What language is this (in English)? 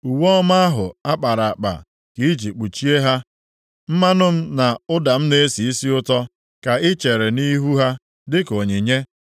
Igbo